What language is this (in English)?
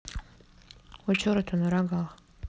Russian